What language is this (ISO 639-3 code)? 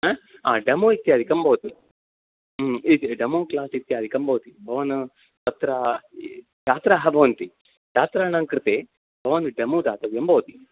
san